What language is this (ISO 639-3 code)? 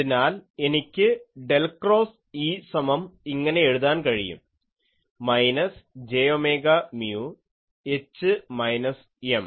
mal